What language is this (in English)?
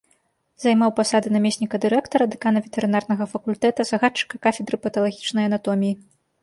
Belarusian